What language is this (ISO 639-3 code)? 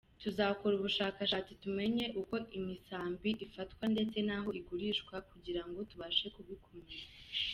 kin